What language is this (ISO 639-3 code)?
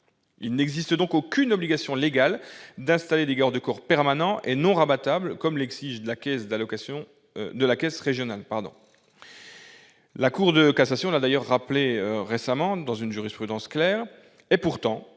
fra